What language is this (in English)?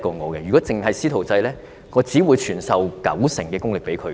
Cantonese